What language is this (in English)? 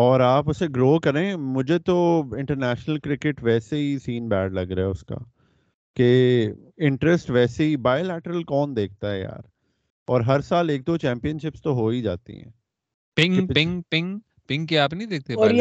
Urdu